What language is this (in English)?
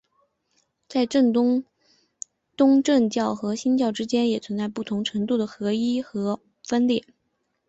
Chinese